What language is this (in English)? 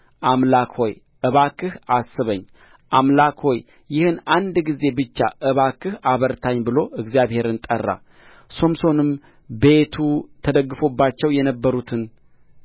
Amharic